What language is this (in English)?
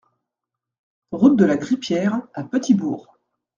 French